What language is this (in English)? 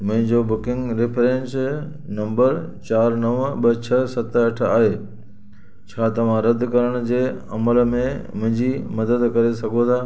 Sindhi